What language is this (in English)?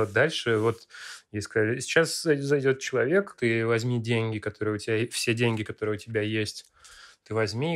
Russian